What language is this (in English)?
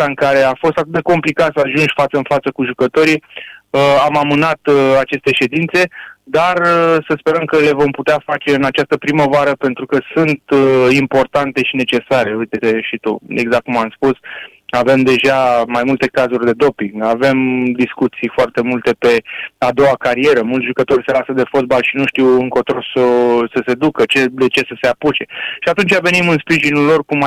Romanian